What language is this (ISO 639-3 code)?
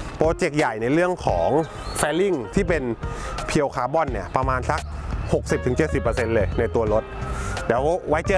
tha